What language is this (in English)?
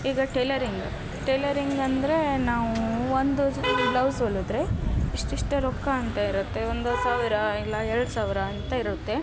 Kannada